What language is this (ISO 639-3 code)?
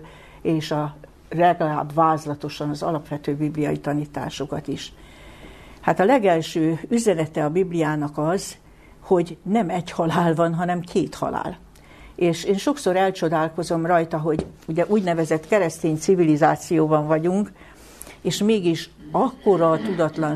hun